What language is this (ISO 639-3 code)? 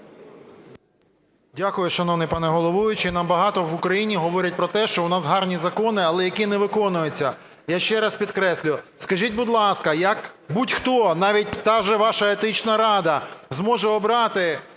ukr